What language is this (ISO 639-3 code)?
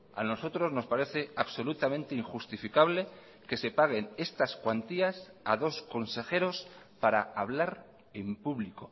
spa